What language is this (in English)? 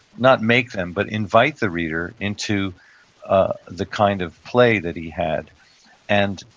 English